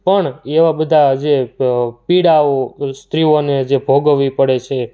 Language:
Gujarati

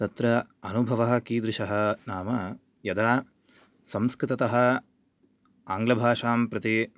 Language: Sanskrit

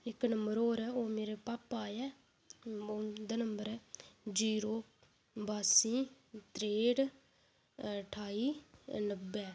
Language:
Dogri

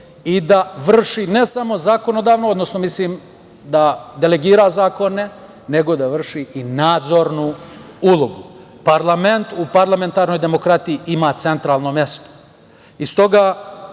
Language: Serbian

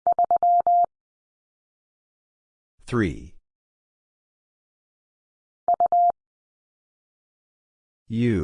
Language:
English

